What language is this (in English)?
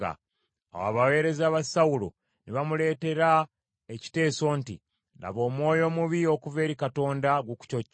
Ganda